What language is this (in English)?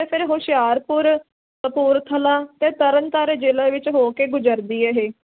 Punjabi